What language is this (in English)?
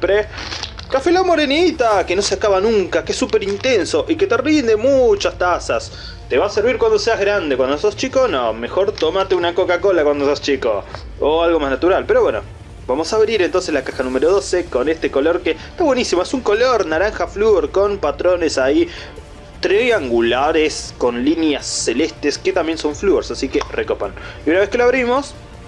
Spanish